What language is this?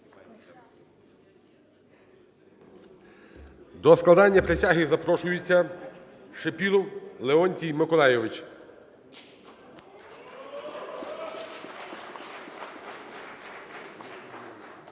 Ukrainian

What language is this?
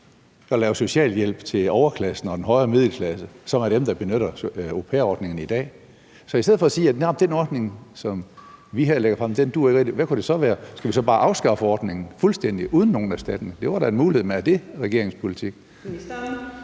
Danish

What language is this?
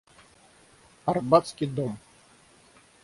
Russian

